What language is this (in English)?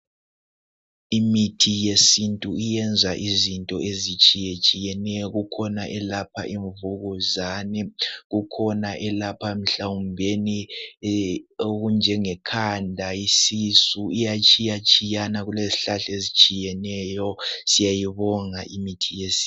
North Ndebele